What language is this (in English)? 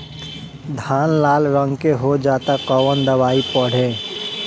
Bhojpuri